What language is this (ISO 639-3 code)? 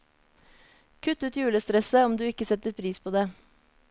nor